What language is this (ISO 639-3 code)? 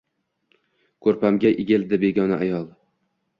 uzb